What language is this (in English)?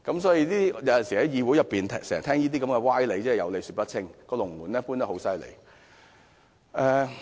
Cantonese